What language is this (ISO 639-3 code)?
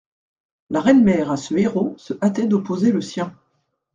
fra